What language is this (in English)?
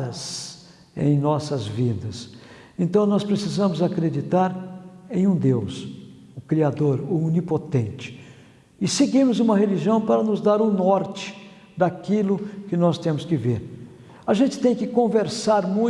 Portuguese